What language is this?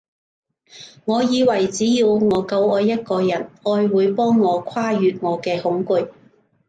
Cantonese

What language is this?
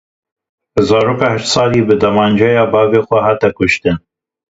Kurdish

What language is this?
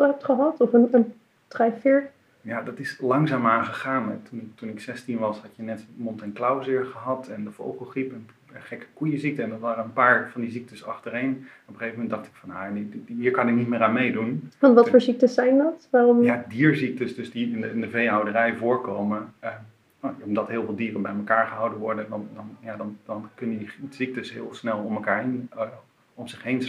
Dutch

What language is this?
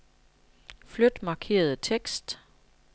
Danish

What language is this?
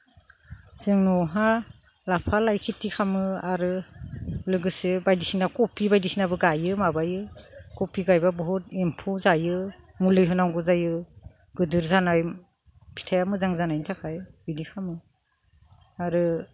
Bodo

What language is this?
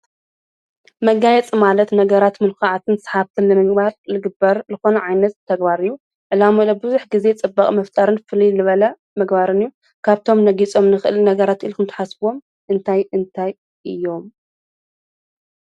Tigrinya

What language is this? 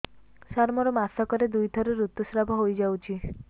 Odia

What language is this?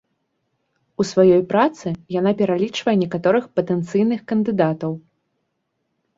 Belarusian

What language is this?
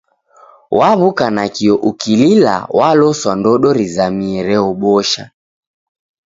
Taita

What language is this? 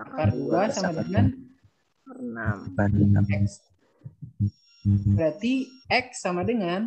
Indonesian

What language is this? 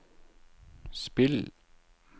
Norwegian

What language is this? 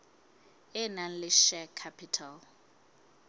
Southern Sotho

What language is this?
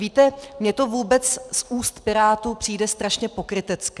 Czech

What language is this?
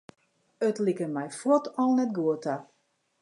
Western Frisian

